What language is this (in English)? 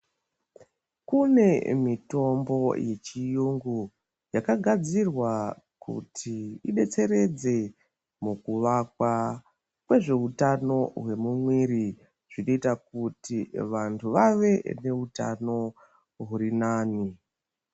Ndau